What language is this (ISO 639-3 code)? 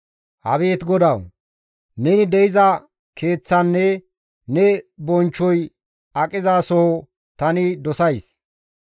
gmv